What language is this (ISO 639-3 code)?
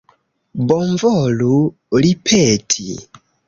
epo